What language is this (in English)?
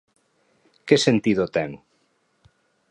Galician